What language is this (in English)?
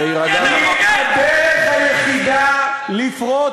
Hebrew